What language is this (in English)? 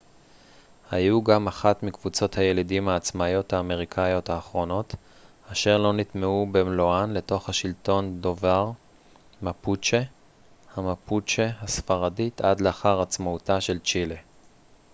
Hebrew